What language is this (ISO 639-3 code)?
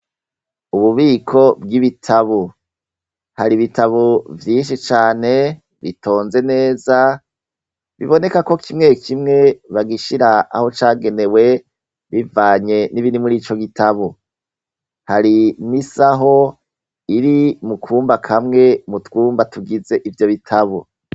run